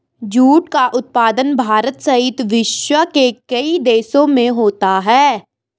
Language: Hindi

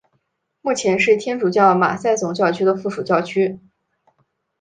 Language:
Chinese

